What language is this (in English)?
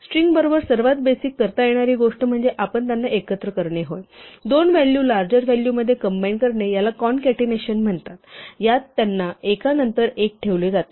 Marathi